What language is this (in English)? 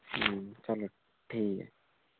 Dogri